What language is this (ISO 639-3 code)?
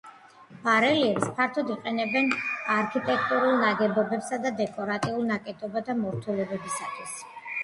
kat